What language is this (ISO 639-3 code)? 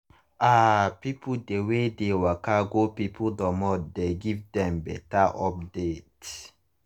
pcm